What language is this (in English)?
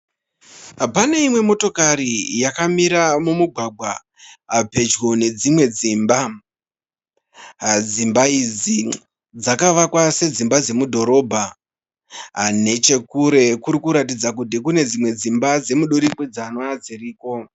Shona